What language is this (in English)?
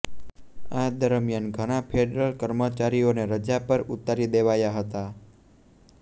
Gujarati